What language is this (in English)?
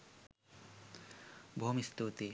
Sinhala